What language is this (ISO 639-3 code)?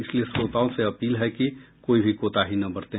hin